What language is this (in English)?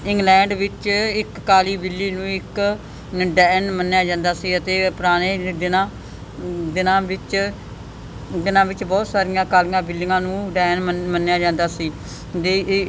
Punjabi